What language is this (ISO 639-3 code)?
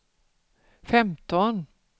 swe